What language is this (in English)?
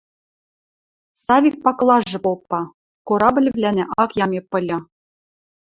Western Mari